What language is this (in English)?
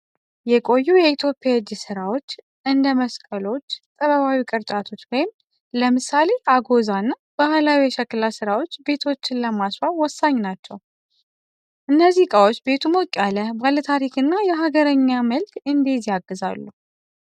Amharic